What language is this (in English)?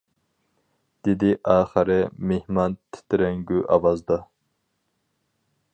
Uyghur